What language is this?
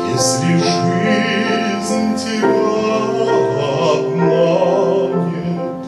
Ukrainian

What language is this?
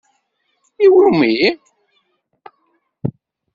Kabyle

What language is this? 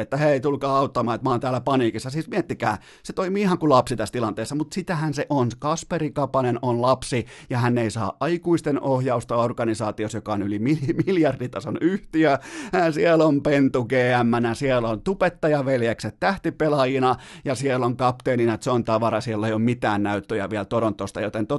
Finnish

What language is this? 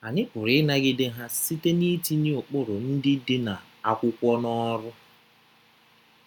Igbo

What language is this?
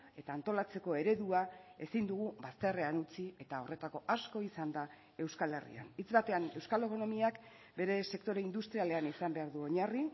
Basque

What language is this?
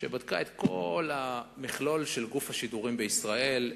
Hebrew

